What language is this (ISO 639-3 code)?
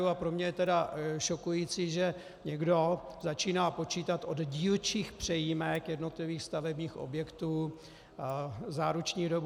ces